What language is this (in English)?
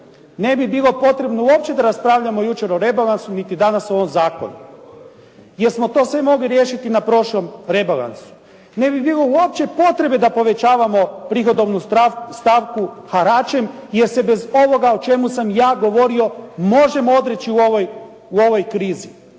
Croatian